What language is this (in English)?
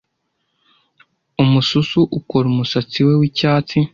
Kinyarwanda